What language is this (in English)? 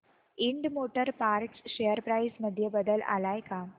Marathi